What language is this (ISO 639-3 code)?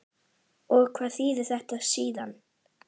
isl